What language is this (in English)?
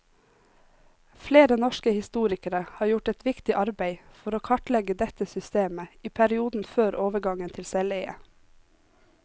Norwegian